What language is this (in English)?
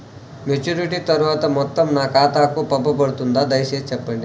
Telugu